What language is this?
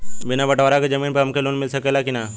Bhojpuri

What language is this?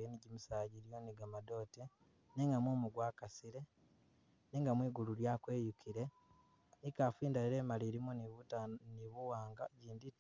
Masaaba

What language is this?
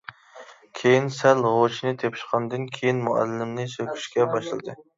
Uyghur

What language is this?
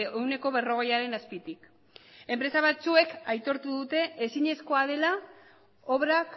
Basque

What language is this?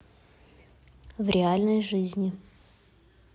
Russian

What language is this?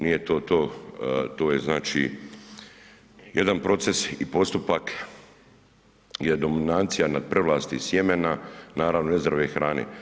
Croatian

